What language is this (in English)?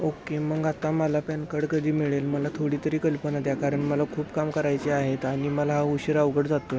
Marathi